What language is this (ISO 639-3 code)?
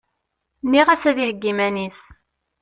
kab